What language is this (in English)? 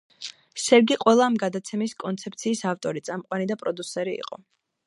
Georgian